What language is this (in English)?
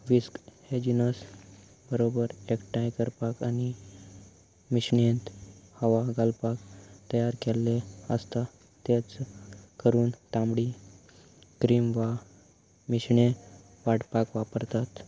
Konkani